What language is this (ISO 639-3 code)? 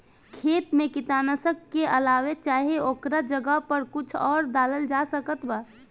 bho